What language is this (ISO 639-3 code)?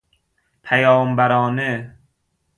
fas